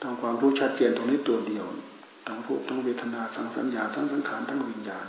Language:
Thai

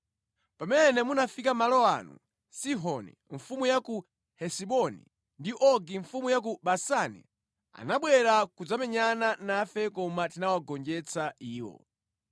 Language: Nyanja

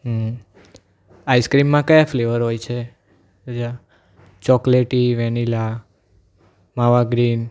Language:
Gujarati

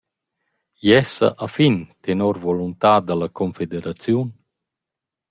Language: Romansh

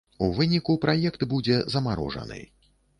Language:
Belarusian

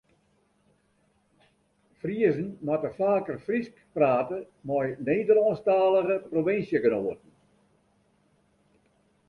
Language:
Western Frisian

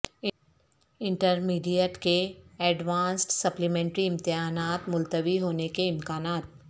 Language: Urdu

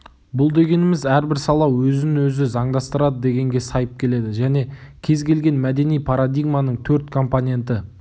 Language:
Kazakh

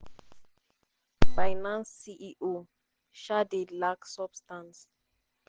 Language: Nigerian Pidgin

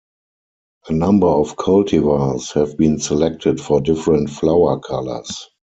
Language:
English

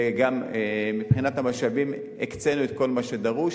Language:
Hebrew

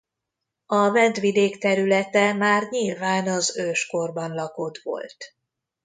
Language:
Hungarian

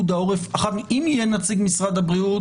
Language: Hebrew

